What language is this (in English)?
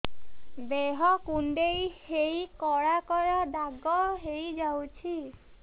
Odia